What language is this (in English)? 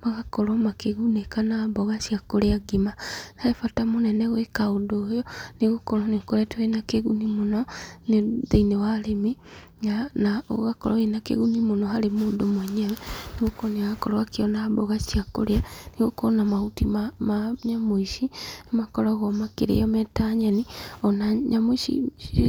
Kikuyu